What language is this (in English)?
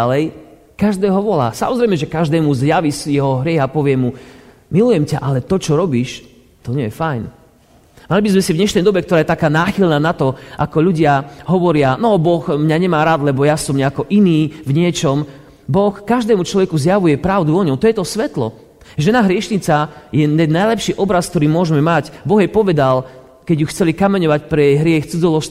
Slovak